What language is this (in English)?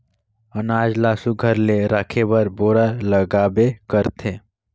Chhattisgarhi